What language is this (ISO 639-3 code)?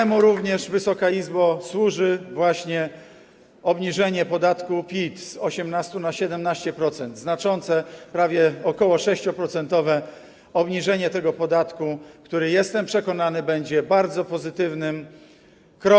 pol